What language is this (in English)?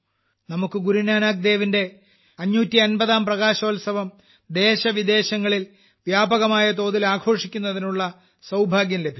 Malayalam